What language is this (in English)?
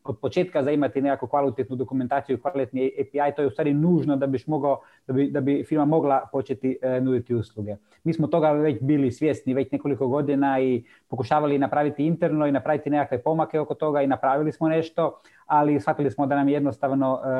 Croatian